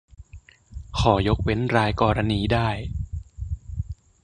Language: Thai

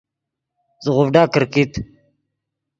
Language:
Yidgha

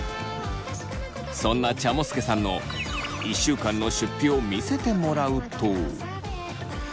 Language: Japanese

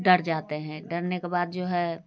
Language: Hindi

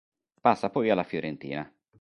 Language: Italian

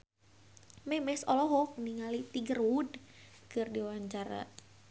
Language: Sundanese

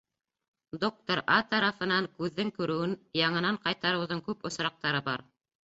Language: Bashkir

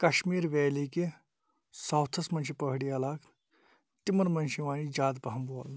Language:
Kashmiri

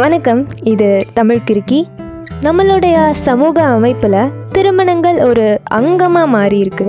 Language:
Tamil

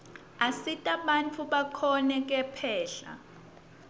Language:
Swati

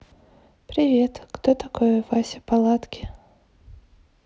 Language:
Russian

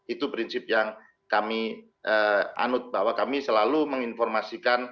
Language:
Indonesian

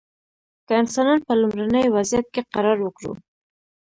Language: Pashto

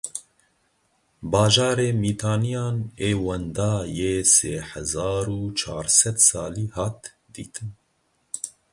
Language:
Kurdish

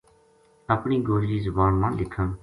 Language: Gujari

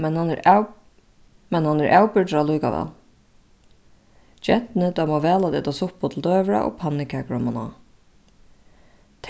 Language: Faroese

